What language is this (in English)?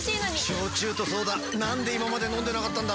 Japanese